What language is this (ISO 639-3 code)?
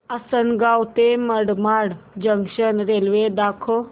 mar